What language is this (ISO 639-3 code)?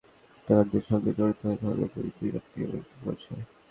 ben